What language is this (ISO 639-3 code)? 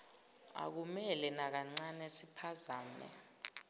zul